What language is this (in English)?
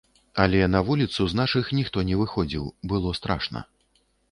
Belarusian